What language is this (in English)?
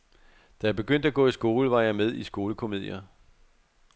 Danish